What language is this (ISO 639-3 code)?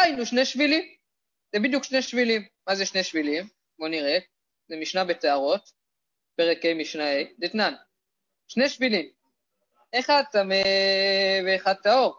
heb